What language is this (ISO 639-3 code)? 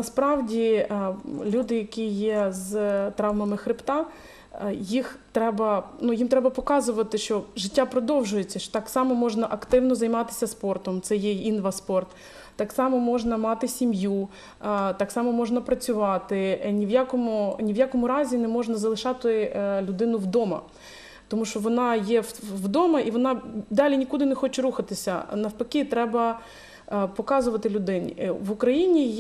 ukr